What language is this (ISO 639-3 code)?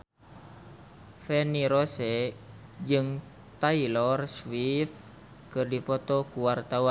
sun